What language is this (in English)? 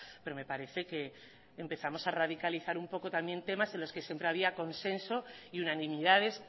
Spanish